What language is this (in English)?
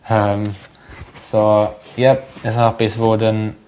Welsh